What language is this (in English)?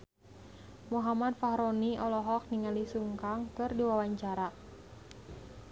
Sundanese